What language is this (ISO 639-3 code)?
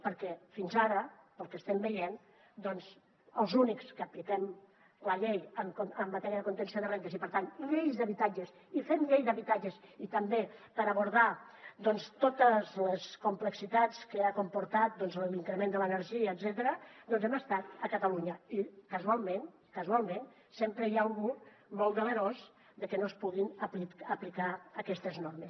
cat